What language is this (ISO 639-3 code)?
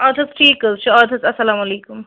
kas